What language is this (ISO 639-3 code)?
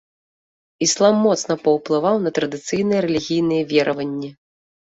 bel